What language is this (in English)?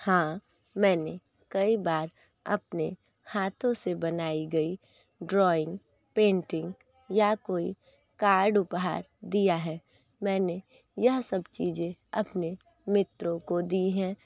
Hindi